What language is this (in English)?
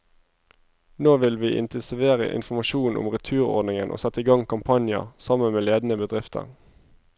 Norwegian